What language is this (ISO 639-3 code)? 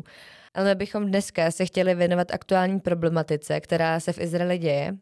ces